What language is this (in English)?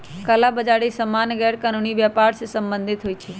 Magahi